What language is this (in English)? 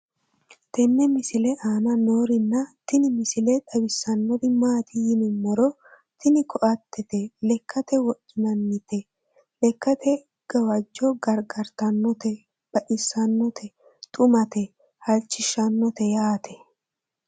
Sidamo